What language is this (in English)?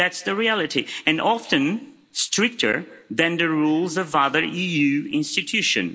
English